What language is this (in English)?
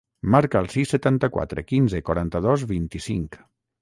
Catalan